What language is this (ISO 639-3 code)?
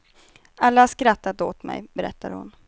swe